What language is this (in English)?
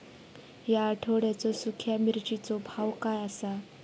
Marathi